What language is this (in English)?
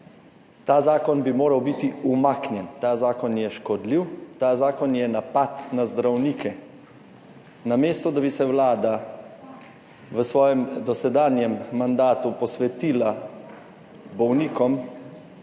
Slovenian